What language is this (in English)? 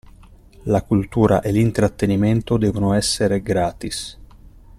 Italian